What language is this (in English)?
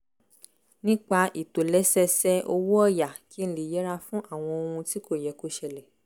Yoruba